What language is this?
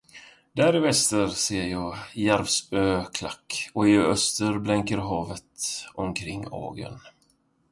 Swedish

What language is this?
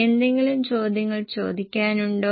Malayalam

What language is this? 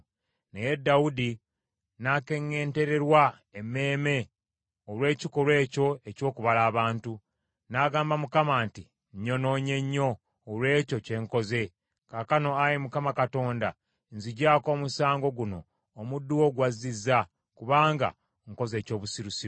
Ganda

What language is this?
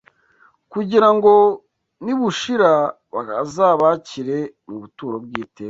Kinyarwanda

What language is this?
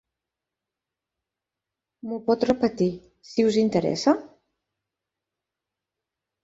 Catalan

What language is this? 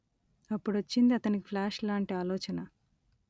Telugu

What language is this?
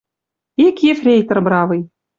Western Mari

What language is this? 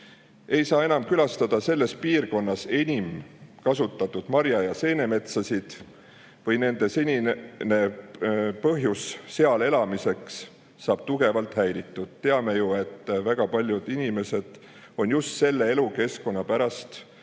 Estonian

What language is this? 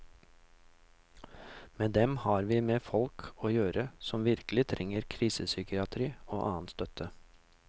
Norwegian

